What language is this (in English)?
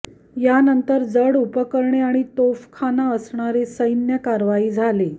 Marathi